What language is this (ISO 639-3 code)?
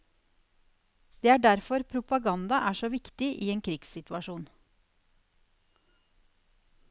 nor